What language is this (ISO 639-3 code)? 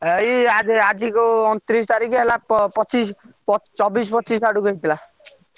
ori